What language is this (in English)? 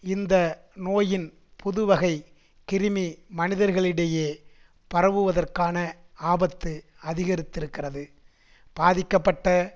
Tamil